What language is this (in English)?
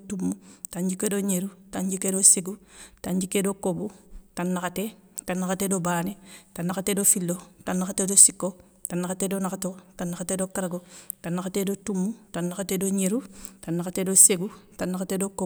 Soninke